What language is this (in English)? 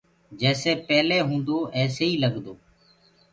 Gurgula